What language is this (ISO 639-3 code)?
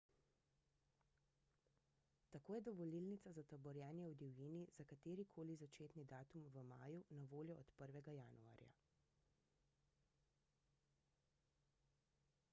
slv